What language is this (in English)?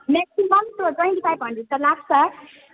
Nepali